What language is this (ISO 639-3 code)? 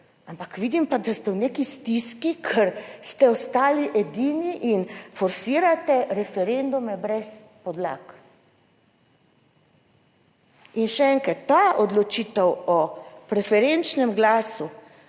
slv